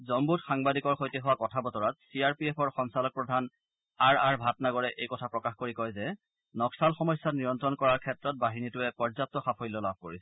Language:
Assamese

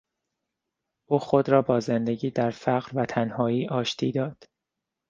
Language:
Persian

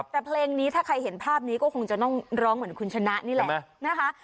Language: Thai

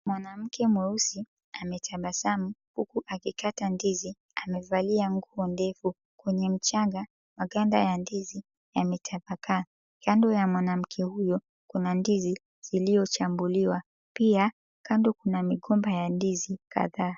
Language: Swahili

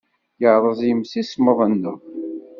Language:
Kabyle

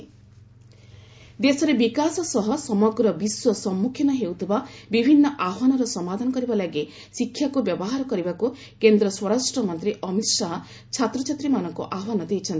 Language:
Odia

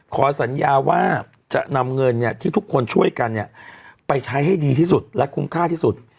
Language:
Thai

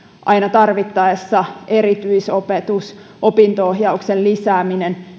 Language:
Finnish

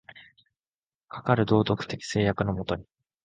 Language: Japanese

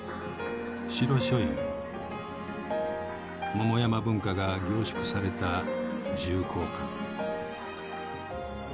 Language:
Japanese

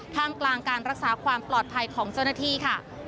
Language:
Thai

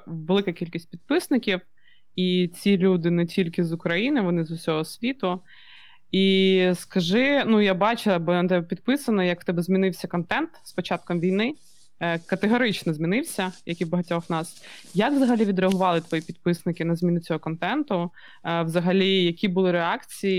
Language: Ukrainian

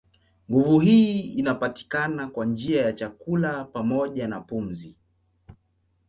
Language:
Swahili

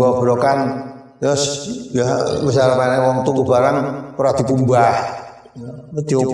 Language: Indonesian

